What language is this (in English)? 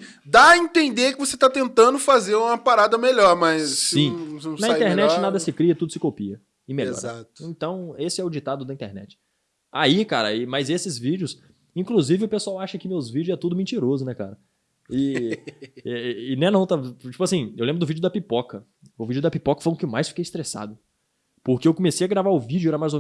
Portuguese